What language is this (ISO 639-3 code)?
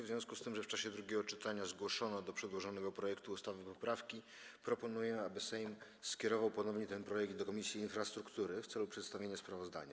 pol